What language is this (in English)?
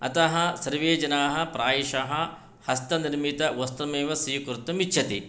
Sanskrit